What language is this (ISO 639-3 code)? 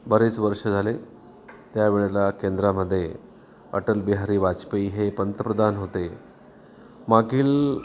mar